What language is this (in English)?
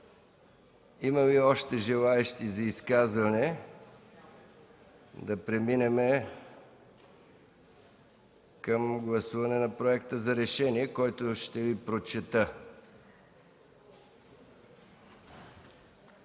Bulgarian